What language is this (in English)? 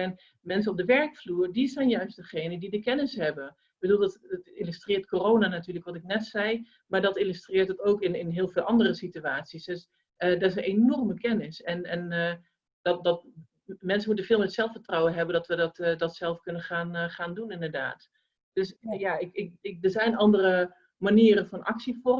Dutch